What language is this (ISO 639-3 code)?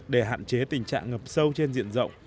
vie